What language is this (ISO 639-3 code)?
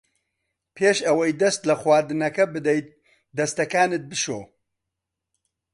ckb